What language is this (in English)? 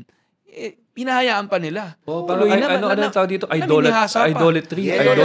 Filipino